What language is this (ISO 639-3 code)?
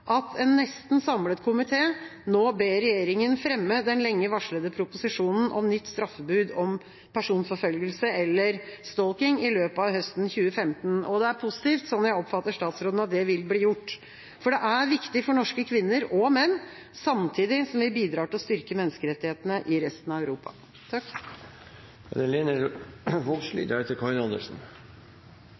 nor